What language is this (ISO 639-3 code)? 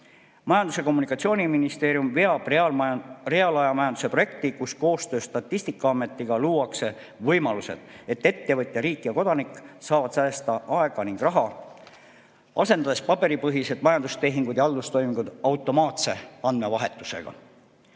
est